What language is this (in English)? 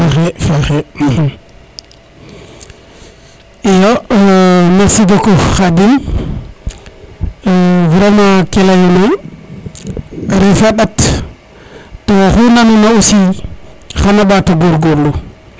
Serer